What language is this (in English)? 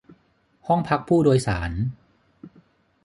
Thai